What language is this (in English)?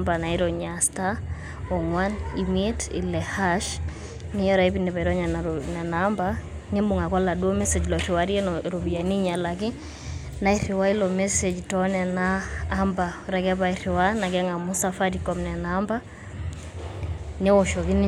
Masai